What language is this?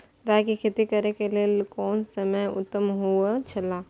Maithili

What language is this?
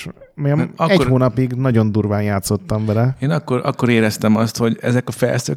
Hungarian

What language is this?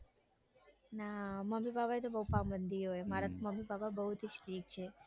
Gujarati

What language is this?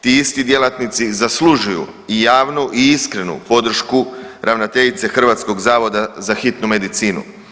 Croatian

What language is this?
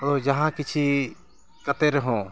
Santali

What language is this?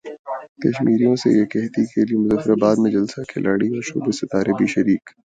Urdu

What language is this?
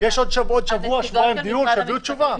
Hebrew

